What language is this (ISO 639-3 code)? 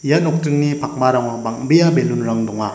grt